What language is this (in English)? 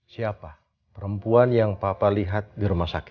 Indonesian